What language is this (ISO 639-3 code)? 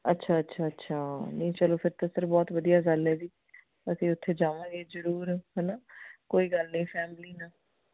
pan